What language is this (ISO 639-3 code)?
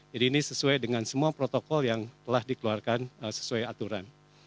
ind